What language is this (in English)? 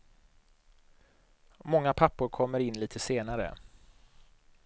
Swedish